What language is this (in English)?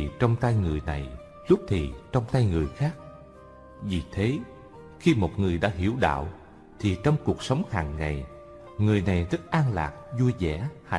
Vietnamese